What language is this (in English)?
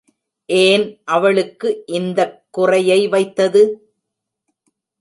Tamil